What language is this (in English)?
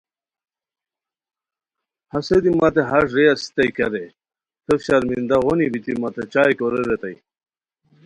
Khowar